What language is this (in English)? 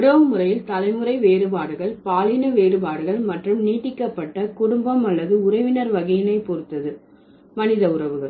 Tamil